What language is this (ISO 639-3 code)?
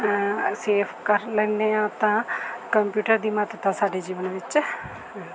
pan